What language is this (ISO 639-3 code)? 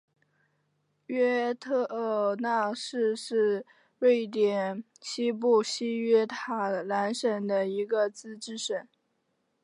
zho